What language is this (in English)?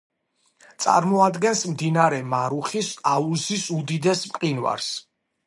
Georgian